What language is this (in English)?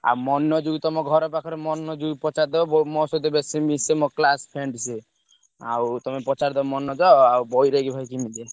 Odia